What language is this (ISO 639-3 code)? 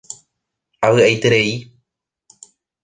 grn